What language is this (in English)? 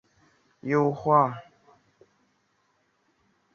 Chinese